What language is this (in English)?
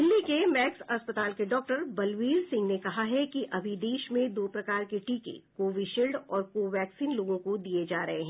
Hindi